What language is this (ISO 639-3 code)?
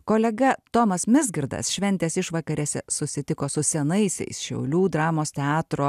lit